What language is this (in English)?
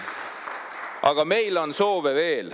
Estonian